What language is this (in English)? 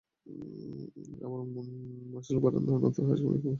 Bangla